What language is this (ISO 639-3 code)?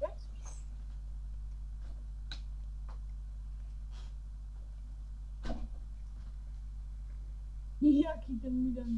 pol